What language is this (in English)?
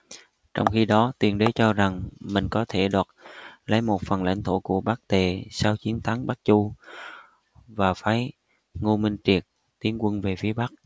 Vietnamese